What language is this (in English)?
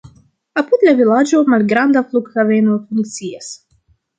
Esperanto